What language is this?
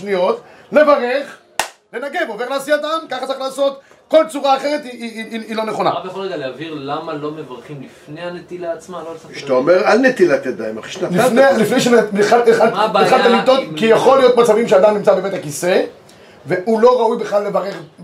Hebrew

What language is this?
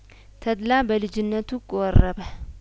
Amharic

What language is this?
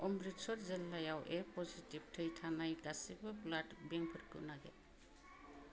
Bodo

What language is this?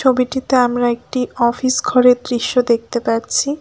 Bangla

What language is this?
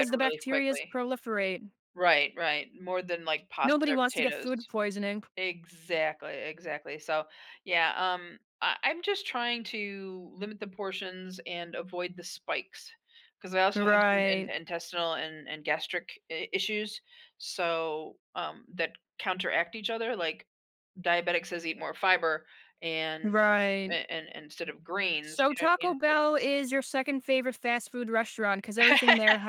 English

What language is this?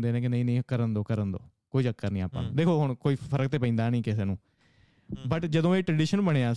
Punjabi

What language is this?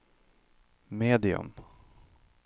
Swedish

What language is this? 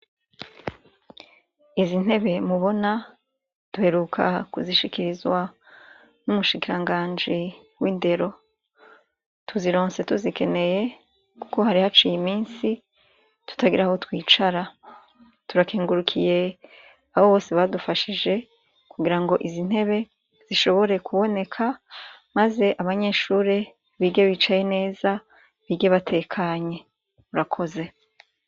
Rundi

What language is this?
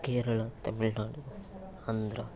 Sanskrit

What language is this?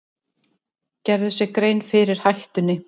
Icelandic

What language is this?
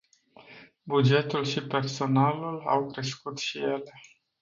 Romanian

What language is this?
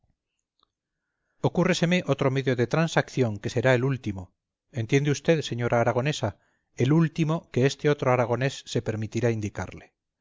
Spanish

